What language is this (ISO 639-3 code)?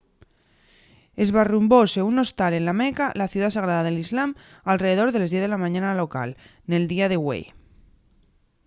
ast